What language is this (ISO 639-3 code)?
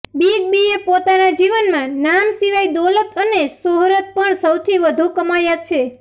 guj